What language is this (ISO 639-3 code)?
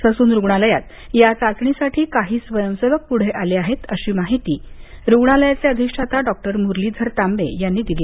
mar